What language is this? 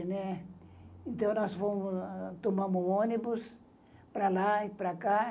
Portuguese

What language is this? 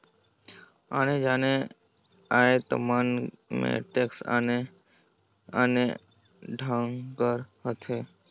Chhattisgarhi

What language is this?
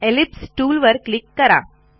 Marathi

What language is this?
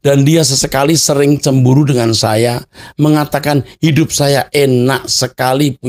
Indonesian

